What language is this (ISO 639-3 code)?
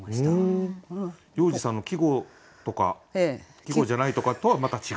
jpn